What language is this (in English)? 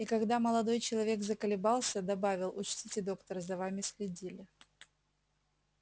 Russian